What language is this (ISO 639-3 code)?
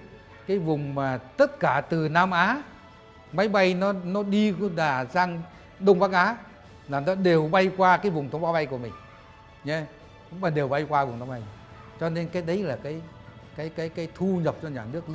vie